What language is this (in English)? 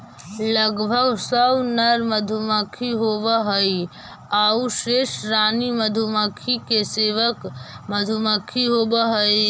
Magahi